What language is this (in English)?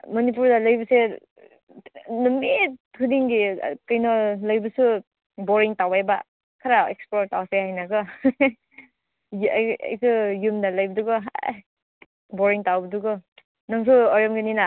Manipuri